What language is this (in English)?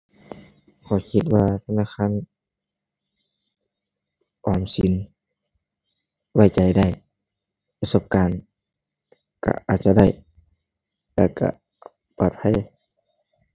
Thai